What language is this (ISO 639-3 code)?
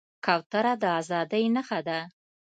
pus